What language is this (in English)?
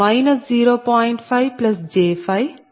Telugu